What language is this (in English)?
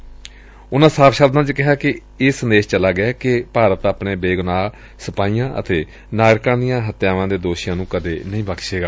Punjabi